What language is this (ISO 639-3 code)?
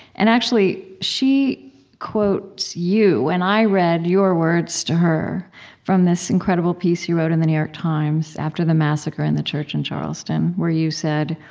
eng